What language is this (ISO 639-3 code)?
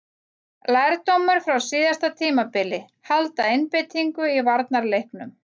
isl